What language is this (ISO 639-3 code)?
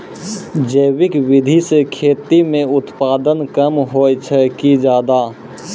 mai